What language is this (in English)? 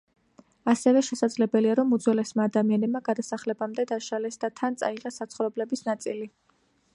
Georgian